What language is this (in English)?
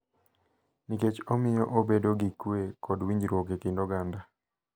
Luo (Kenya and Tanzania)